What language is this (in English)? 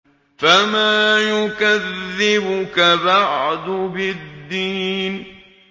Arabic